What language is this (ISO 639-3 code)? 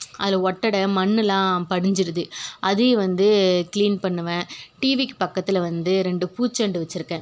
tam